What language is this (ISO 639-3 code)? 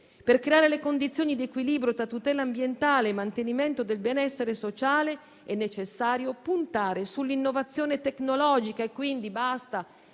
ita